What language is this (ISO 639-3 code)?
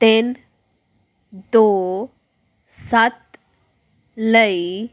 pan